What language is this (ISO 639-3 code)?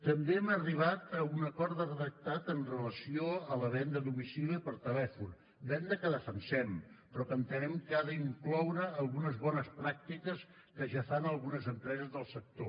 cat